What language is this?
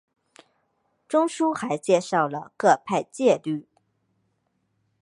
Chinese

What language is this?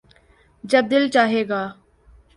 Urdu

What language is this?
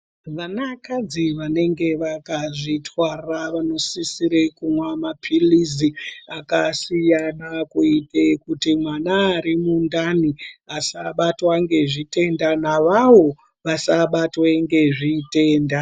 Ndau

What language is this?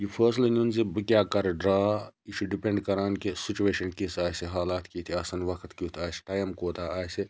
Kashmiri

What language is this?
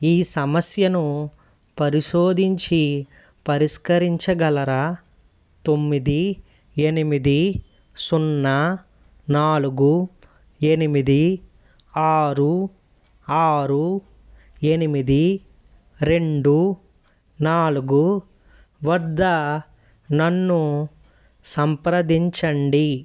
Telugu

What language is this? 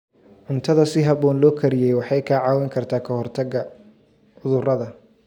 Somali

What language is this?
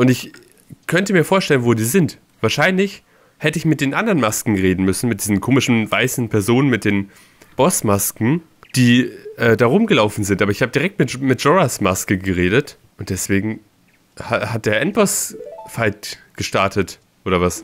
German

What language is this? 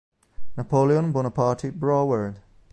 Italian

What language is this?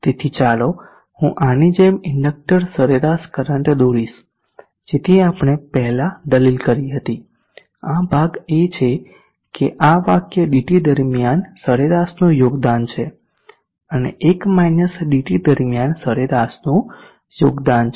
Gujarati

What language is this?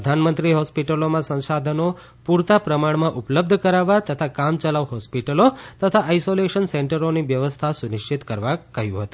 Gujarati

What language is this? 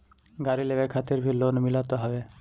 Bhojpuri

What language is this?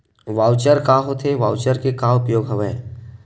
Chhattisgarhi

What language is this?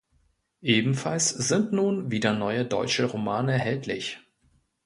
German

